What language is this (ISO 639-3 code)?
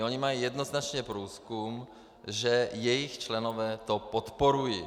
ces